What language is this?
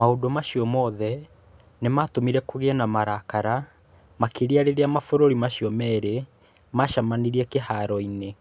Kikuyu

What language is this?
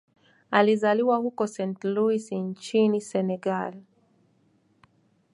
Swahili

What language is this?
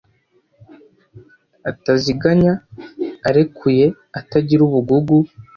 Kinyarwanda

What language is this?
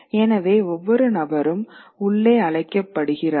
Tamil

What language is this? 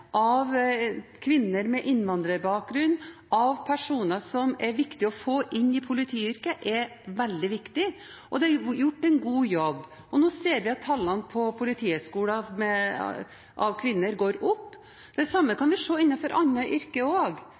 Norwegian Bokmål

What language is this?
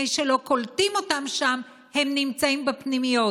Hebrew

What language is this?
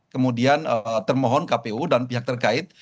Indonesian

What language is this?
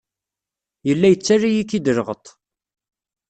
Kabyle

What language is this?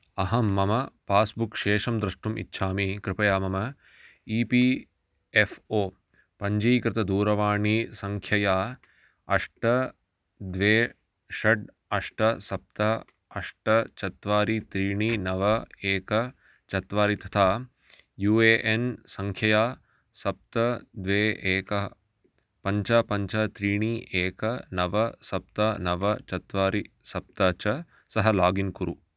Sanskrit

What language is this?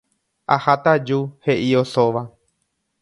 Guarani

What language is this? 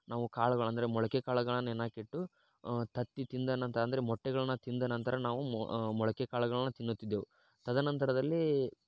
Kannada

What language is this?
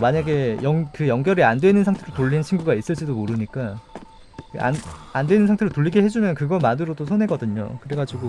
Korean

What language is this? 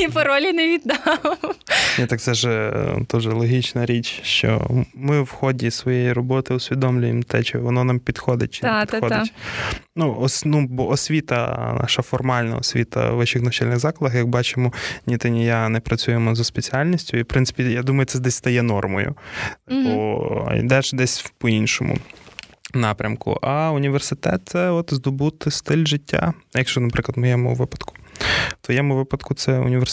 Ukrainian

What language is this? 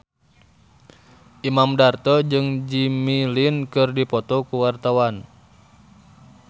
Sundanese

